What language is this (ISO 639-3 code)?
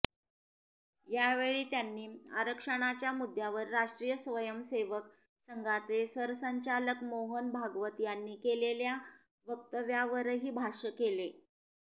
mar